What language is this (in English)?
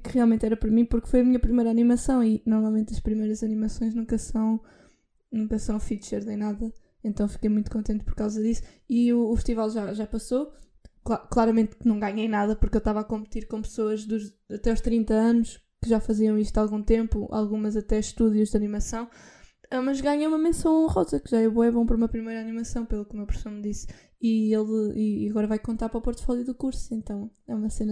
Portuguese